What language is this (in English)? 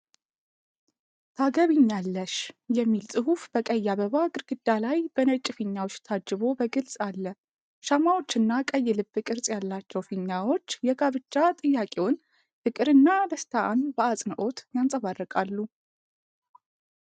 Amharic